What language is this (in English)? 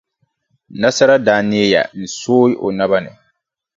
Dagbani